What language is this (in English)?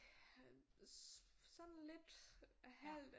Danish